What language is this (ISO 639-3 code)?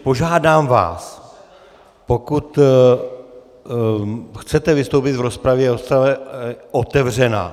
ces